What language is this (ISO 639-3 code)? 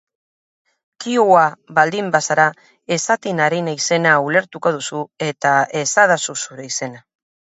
eus